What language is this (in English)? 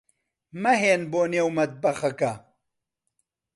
Central Kurdish